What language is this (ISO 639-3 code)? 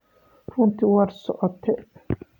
som